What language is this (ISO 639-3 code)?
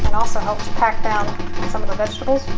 eng